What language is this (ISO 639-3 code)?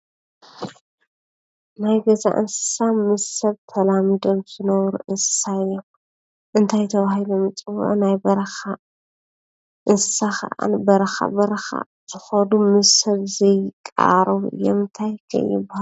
tir